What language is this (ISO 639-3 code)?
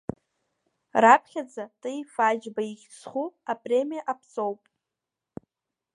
abk